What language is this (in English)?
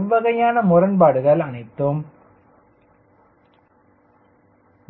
Tamil